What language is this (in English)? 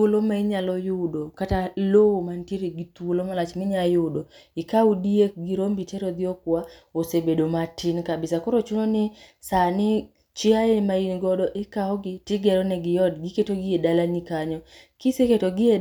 Luo (Kenya and Tanzania)